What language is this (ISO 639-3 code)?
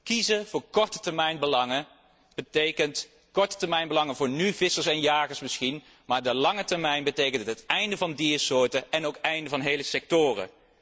nld